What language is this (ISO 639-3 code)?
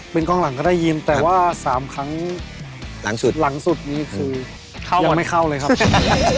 tha